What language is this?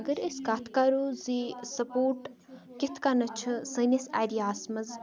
Kashmiri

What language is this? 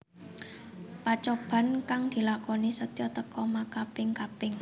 Javanese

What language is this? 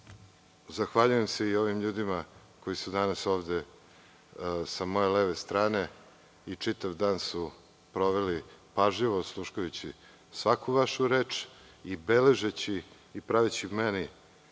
Serbian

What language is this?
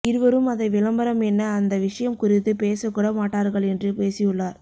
Tamil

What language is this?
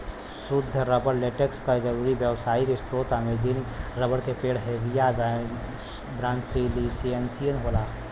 Bhojpuri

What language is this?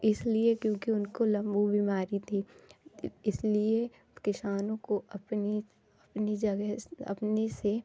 Hindi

